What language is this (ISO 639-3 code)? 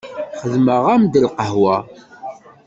kab